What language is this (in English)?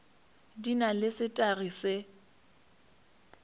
Northern Sotho